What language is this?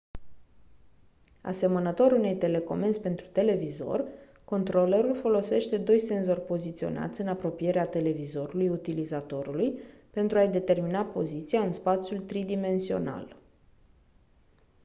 Romanian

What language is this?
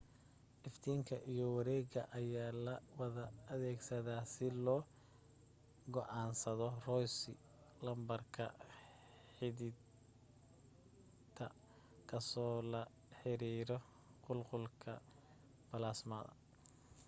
Somali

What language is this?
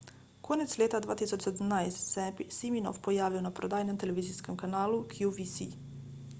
Slovenian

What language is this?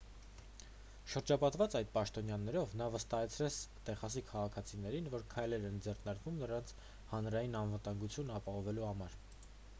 Armenian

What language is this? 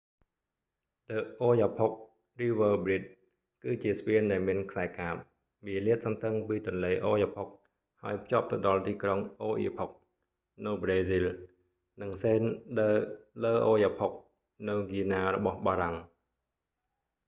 Khmer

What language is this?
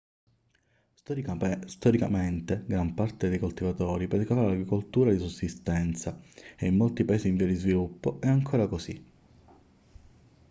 Italian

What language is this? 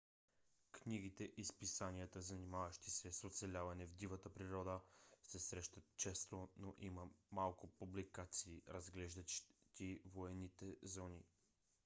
Bulgarian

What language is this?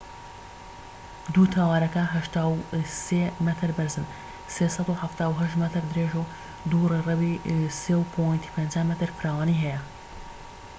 Central Kurdish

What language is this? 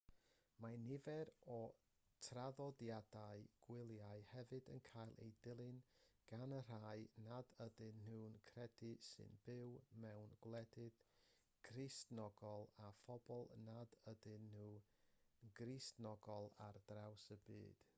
Welsh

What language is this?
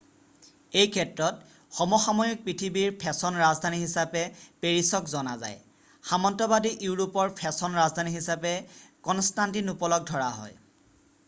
Assamese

